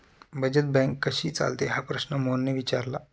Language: Marathi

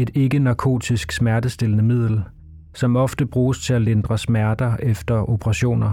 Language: Danish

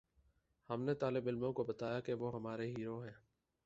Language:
Urdu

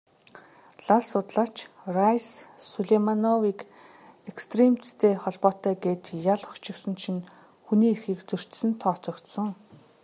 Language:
Mongolian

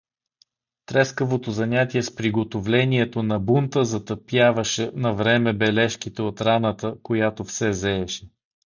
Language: Bulgarian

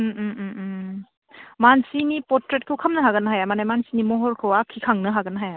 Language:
Bodo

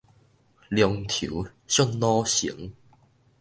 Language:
Min Nan Chinese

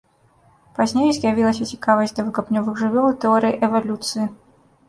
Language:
Belarusian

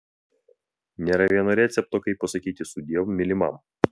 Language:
Lithuanian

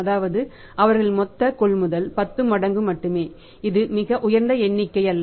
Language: Tamil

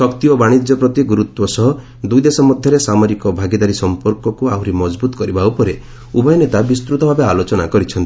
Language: Odia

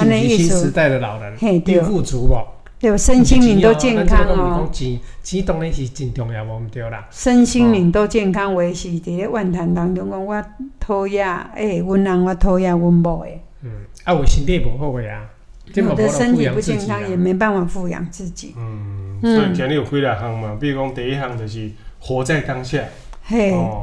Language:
Chinese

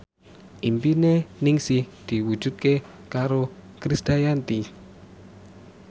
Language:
Javanese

